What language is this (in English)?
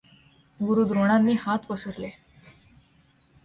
Marathi